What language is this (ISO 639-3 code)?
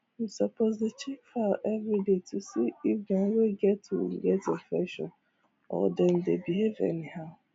pcm